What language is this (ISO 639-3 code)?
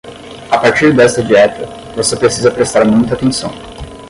por